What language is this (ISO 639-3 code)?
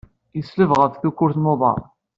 kab